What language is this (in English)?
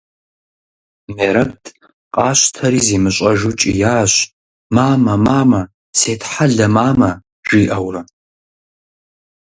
Kabardian